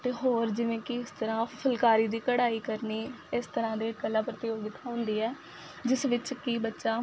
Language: Punjabi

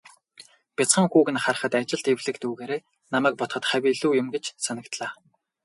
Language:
Mongolian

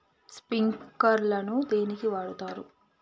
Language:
Telugu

